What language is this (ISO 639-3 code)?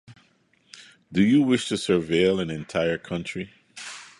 eng